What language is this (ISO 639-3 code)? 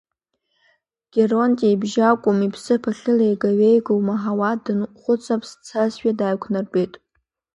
abk